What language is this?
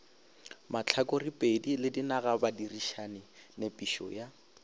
Northern Sotho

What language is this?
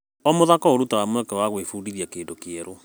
Kikuyu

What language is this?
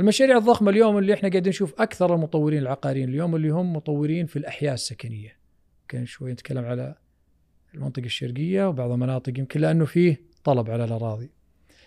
Arabic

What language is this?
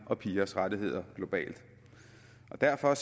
Danish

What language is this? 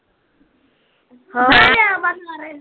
Punjabi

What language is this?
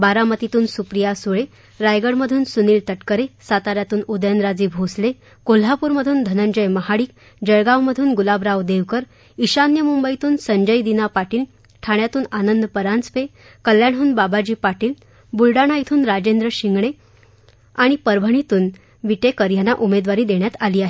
Marathi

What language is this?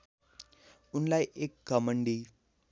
Nepali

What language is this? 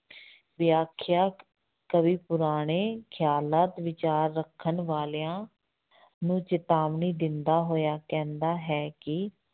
Punjabi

